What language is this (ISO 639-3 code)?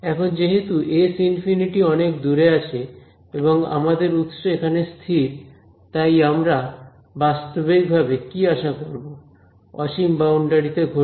ben